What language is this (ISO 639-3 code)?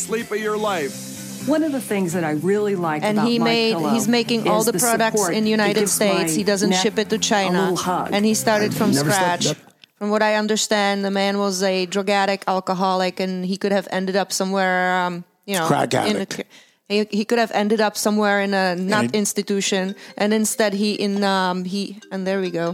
eng